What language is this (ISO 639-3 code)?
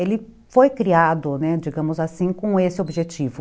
por